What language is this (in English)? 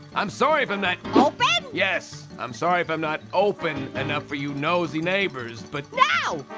English